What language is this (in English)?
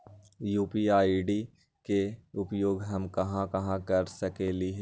Magahi